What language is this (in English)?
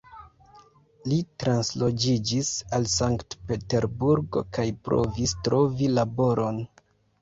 Esperanto